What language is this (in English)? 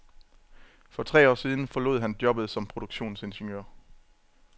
Danish